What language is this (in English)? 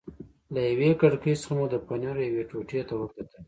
Pashto